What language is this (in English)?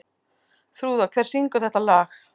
Icelandic